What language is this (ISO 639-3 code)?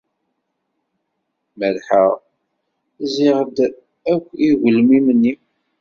kab